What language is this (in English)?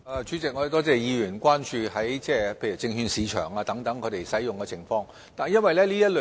Cantonese